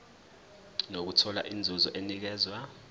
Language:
Zulu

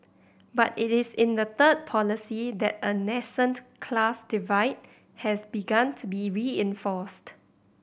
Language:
English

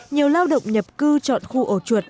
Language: Vietnamese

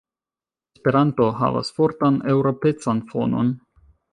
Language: Esperanto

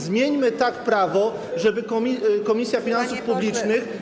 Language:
Polish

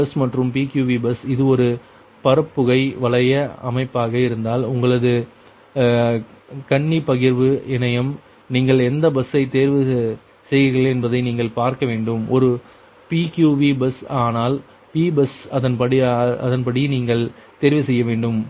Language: Tamil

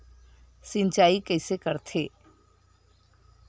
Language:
Chhattisgarhi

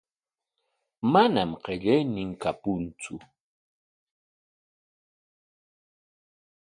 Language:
Corongo Ancash Quechua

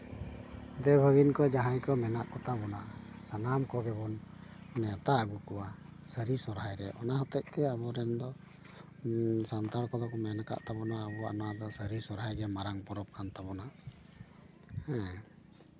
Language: Santali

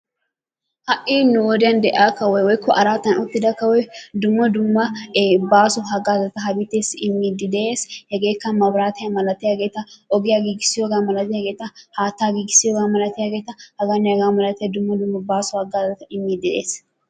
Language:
Wolaytta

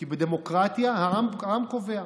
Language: Hebrew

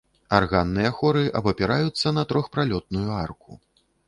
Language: Belarusian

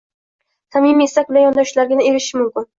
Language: Uzbek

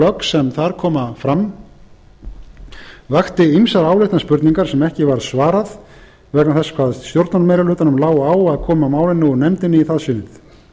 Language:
Icelandic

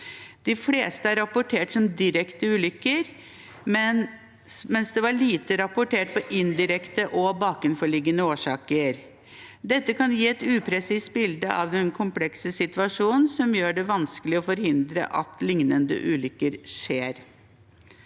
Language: Norwegian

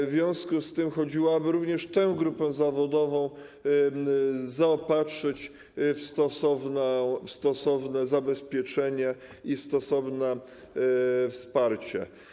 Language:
Polish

